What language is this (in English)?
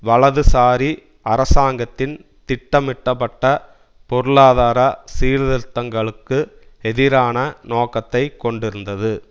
Tamil